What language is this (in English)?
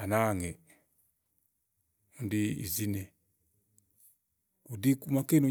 Igo